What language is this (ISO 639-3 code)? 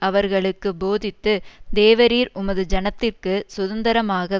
tam